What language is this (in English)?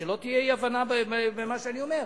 Hebrew